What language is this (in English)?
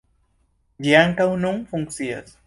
Esperanto